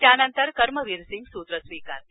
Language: Marathi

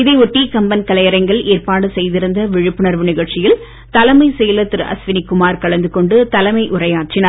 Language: Tamil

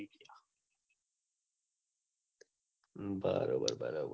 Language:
Gujarati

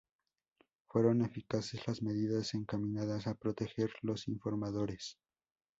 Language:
Spanish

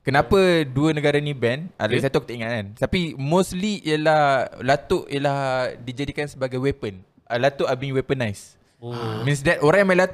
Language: Malay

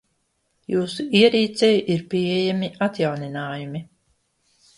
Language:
Latvian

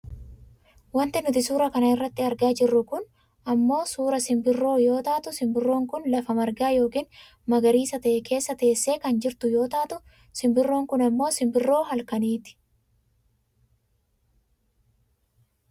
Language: Oromo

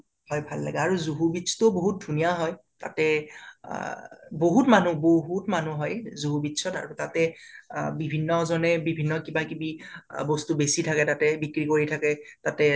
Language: Assamese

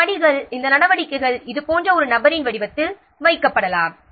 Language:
Tamil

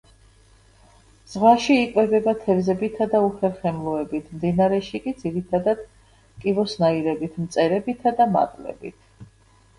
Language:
Georgian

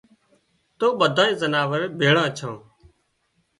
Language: Wadiyara Koli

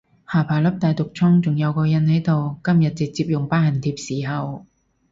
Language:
Cantonese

